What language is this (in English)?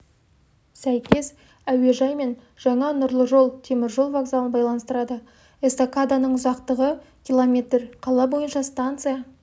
Kazakh